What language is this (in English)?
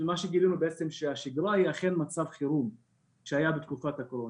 Hebrew